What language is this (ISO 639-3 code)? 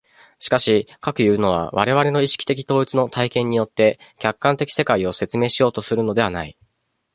jpn